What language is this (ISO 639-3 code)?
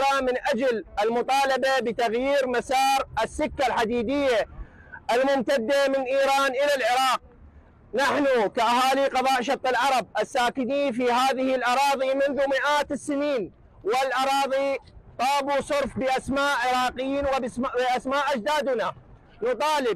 ara